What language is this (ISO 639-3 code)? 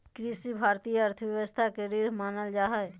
mag